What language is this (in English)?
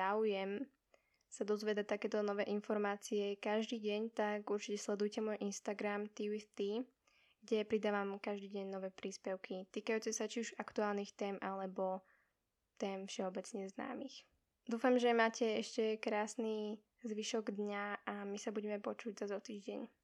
Slovak